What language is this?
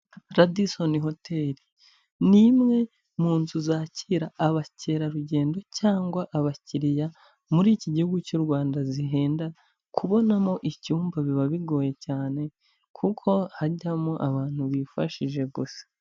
Kinyarwanda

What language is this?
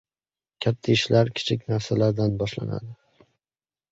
Uzbek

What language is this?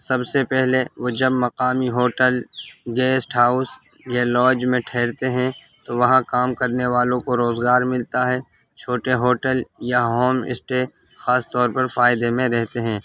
Urdu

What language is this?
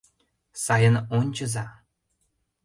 Mari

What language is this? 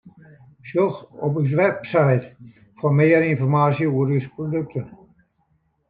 Western Frisian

